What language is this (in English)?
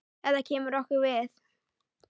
Icelandic